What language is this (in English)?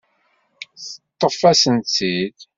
Kabyle